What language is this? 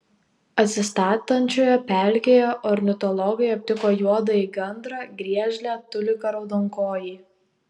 Lithuanian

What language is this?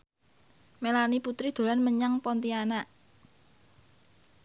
Javanese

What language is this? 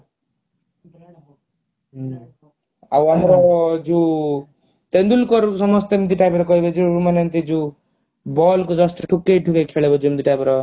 Odia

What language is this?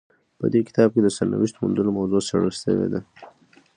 Pashto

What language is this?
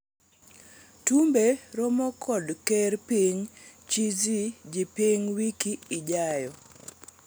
Luo (Kenya and Tanzania)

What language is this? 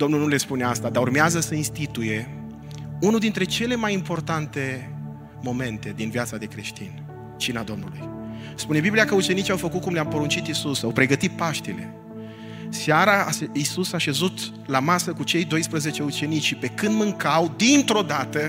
Romanian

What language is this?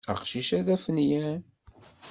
Kabyle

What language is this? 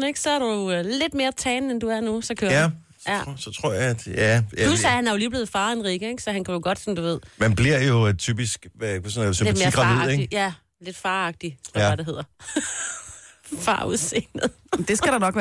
Danish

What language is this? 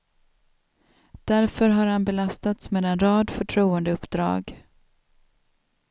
Swedish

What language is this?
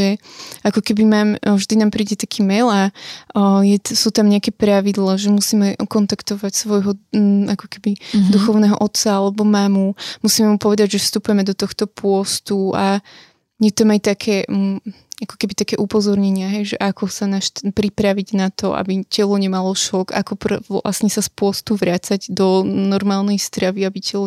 Slovak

